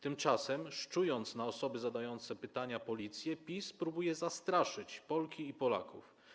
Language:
Polish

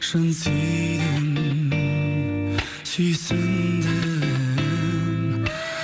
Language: Kazakh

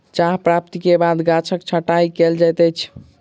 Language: Maithili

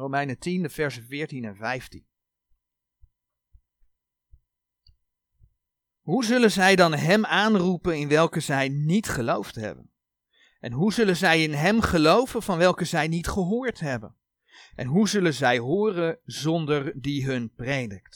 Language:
Dutch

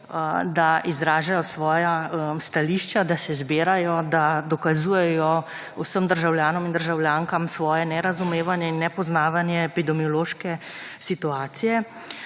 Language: Slovenian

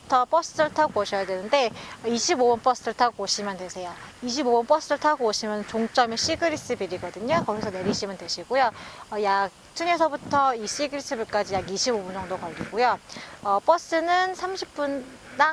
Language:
Korean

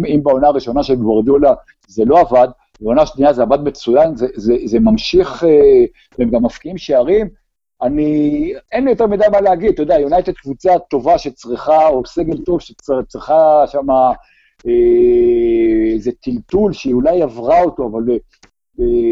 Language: Hebrew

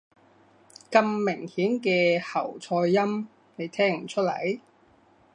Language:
Cantonese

